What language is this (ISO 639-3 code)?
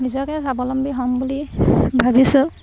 asm